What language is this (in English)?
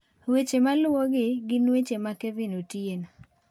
Luo (Kenya and Tanzania)